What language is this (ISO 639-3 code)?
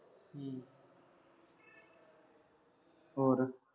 pan